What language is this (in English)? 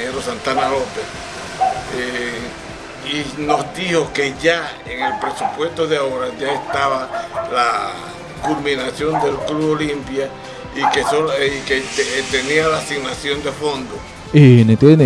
Spanish